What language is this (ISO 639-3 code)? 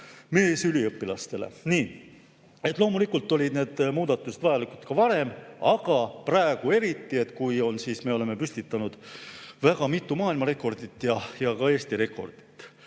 est